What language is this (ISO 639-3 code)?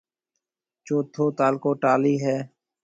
mve